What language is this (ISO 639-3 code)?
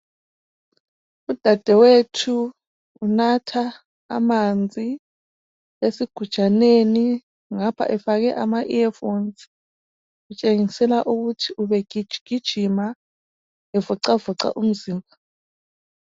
nde